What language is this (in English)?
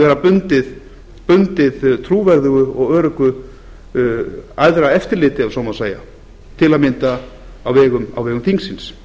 Icelandic